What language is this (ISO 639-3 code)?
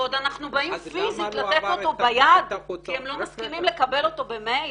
heb